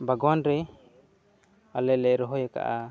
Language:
Santali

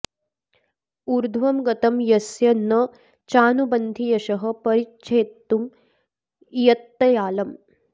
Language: Sanskrit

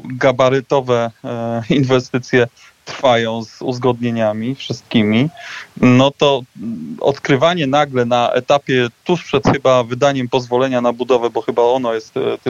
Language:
Polish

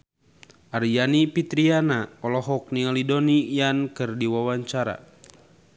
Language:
Sundanese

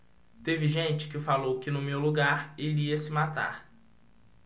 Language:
Portuguese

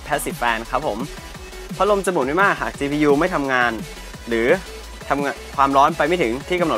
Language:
Thai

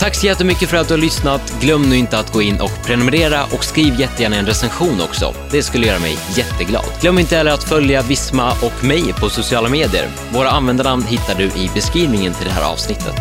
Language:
Swedish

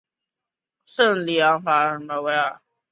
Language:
Chinese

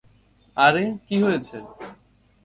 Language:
Bangla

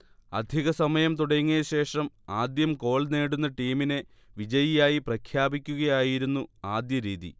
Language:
Malayalam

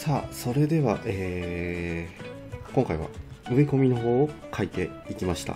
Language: Japanese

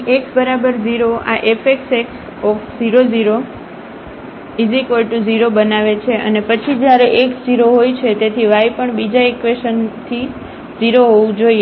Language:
Gujarati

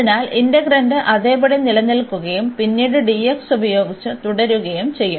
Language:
Malayalam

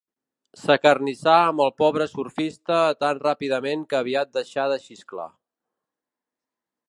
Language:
Catalan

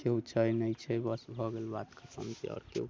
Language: Maithili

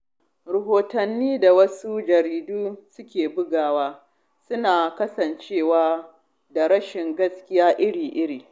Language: Hausa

